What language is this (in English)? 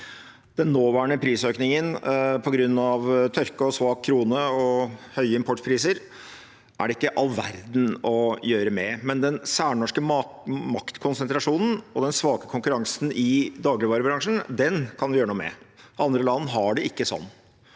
Norwegian